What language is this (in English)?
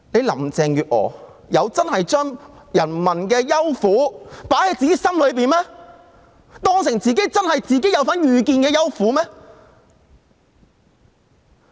Cantonese